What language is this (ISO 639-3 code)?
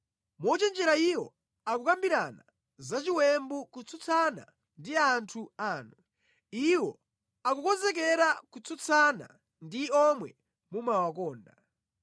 nya